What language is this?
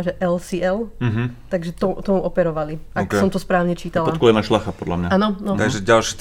Slovak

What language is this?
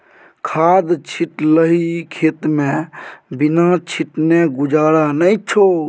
Maithili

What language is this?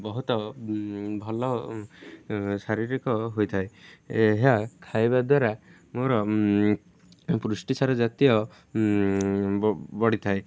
Odia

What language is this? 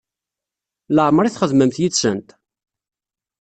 Kabyle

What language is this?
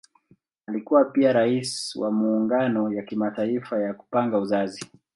Swahili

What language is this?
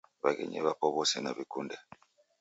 Taita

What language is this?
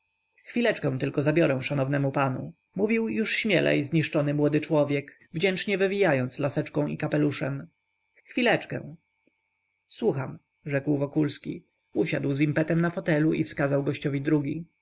Polish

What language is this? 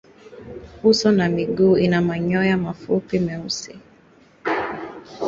Swahili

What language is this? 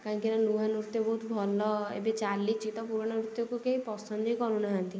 Odia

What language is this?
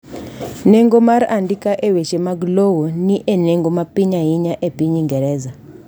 Luo (Kenya and Tanzania)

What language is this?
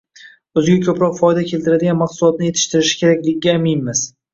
Uzbek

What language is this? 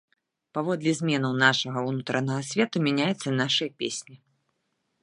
Belarusian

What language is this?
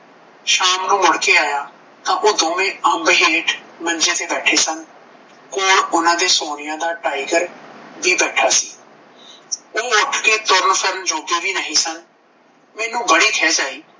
Punjabi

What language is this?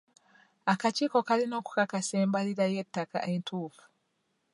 Ganda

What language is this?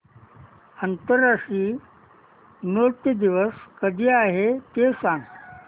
Marathi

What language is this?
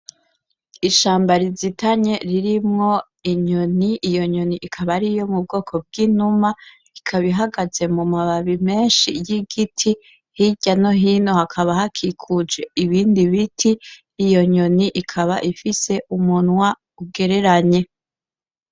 Rundi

